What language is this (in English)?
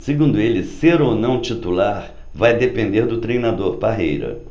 Portuguese